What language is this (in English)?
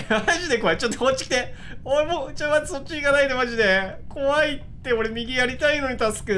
Japanese